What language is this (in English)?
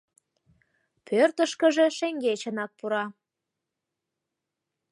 Mari